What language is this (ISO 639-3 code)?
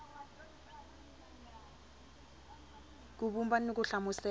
tso